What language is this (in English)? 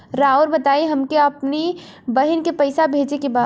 Bhojpuri